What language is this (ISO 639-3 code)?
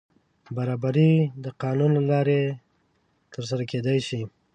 pus